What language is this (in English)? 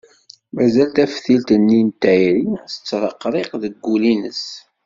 Kabyle